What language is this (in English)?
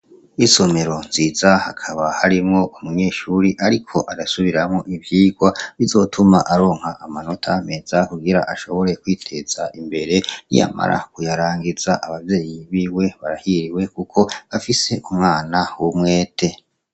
Rundi